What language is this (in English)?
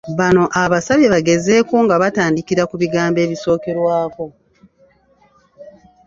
Ganda